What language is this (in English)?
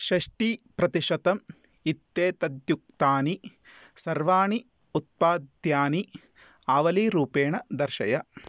Sanskrit